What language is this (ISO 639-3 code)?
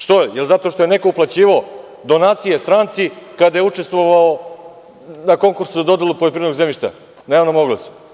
srp